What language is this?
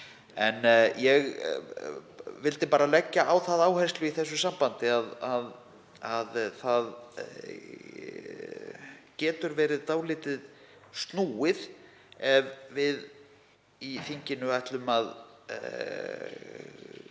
Icelandic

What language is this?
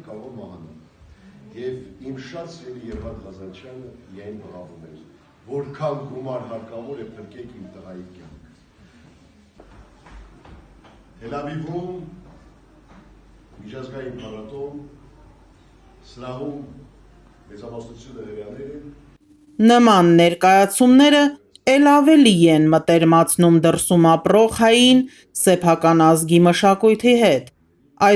Turkish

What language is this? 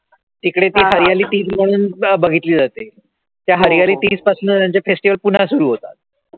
Marathi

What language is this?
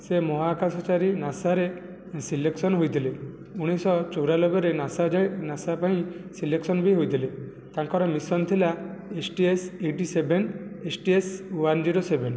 Odia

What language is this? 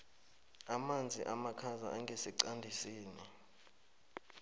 South Ndebele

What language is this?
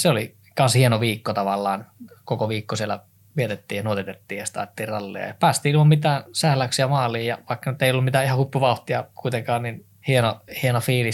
Finnish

